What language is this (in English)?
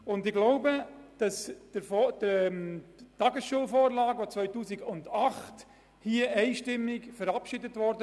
Swiss German